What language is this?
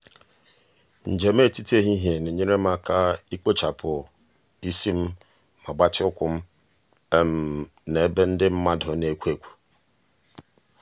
Igbo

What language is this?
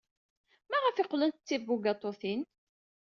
Kabyle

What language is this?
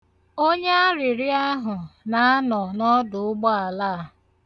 Igbo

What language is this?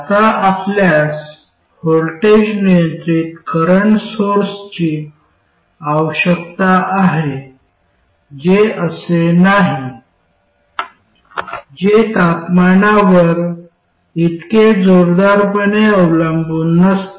Marathi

